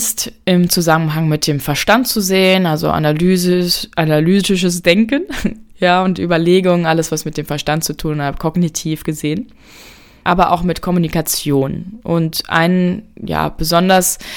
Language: German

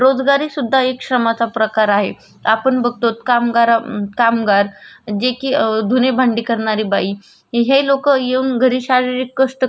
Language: Marathi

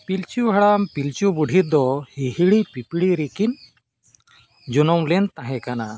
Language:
Santali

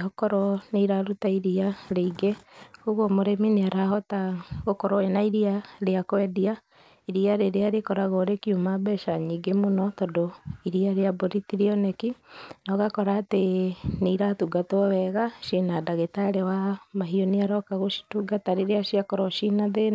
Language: Kikuyu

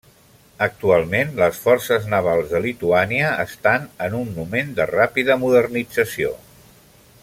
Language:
Catalan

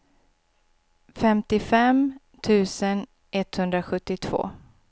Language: Swedish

